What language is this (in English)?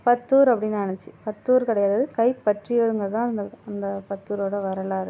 Tamil